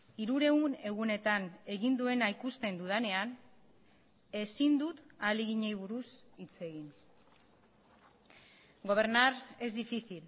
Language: Basque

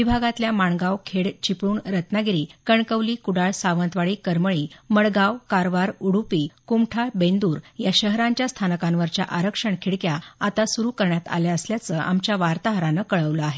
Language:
Marathi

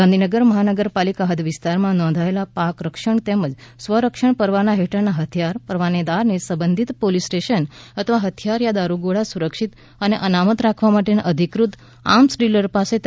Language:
Gujarati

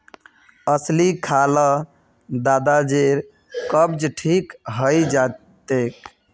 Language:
Magahi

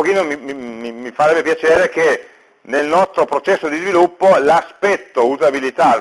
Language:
Italian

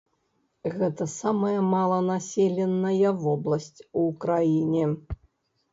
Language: Belarusian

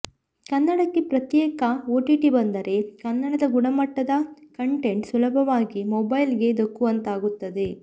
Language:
Kannada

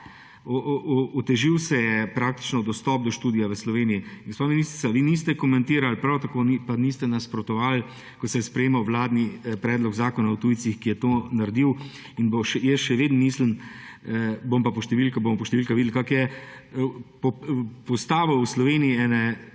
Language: Slovenian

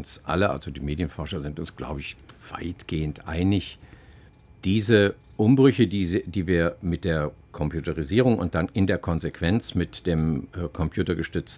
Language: German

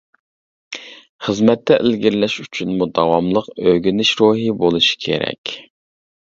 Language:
Uyghur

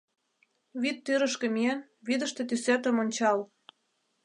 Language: Mari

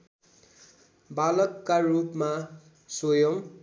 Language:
Nepali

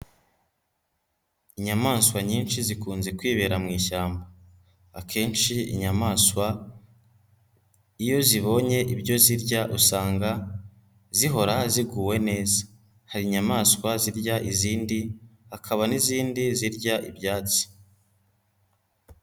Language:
Kinyarwanda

